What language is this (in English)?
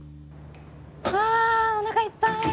Japanese